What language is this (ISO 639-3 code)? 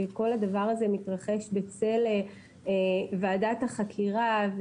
heb